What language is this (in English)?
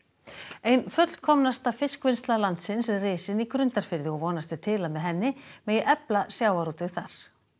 Icelandic